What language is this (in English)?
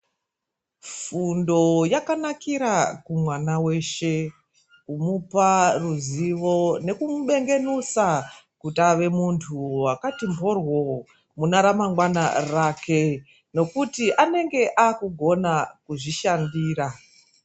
Ndau